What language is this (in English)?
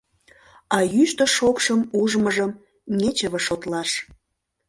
Mari